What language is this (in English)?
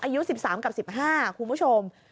Thai